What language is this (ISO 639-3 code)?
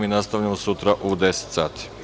srp